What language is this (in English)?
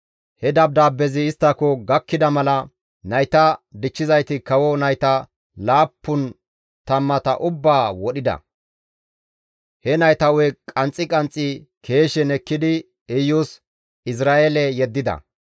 Gamo